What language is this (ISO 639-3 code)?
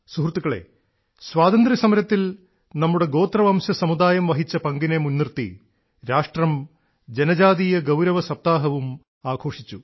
mal